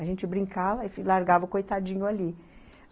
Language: Portuguese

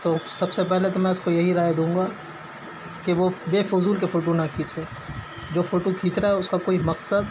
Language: Urdu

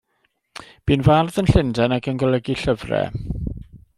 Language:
Welsh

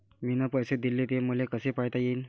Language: Marathi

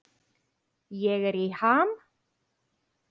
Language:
Icelandic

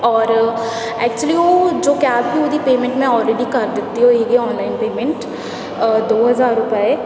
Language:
Punjabi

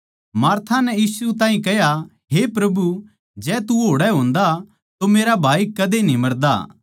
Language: Haryanvi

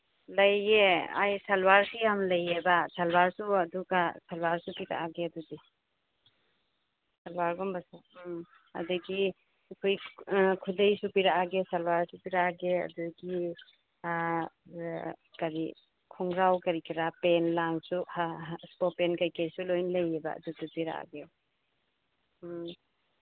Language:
Manipuri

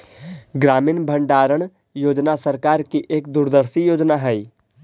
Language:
Magahi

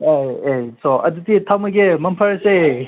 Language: Manipuri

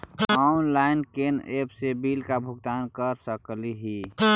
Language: Magahi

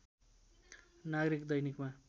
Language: Nepali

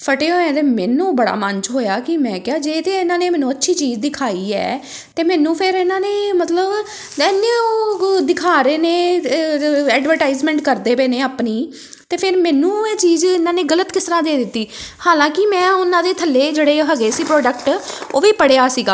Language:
Punjabi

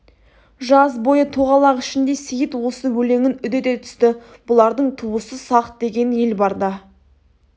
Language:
Kazakh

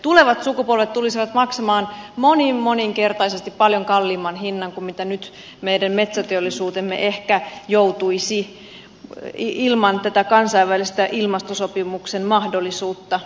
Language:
Finnish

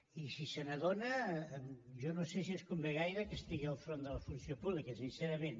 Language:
Catalan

